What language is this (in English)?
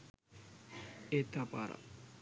Sinhala